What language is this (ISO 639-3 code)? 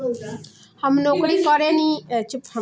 bho